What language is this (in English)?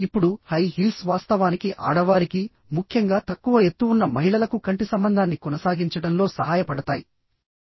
Telugu